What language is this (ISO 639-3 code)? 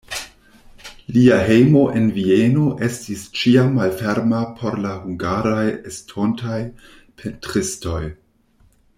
epo